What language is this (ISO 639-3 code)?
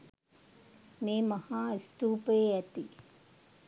sin